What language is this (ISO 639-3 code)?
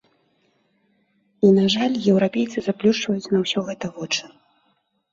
bel